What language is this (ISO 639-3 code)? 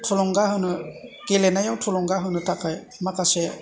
brx